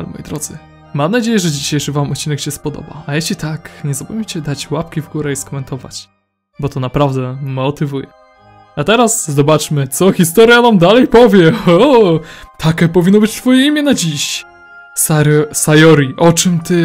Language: Polish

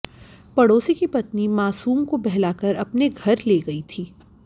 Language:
Hindi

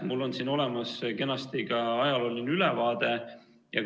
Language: Estonian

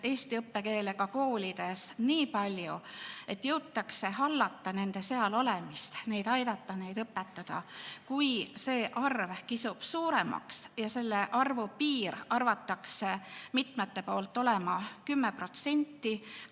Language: Estonian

